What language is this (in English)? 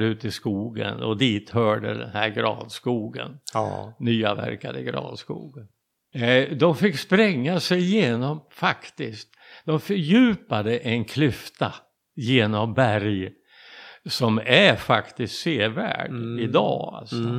Swedish